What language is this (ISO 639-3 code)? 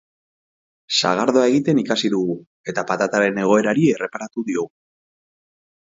eus